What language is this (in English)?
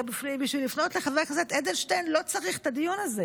Hebrew